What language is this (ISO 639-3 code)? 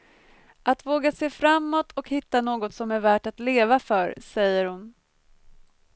swe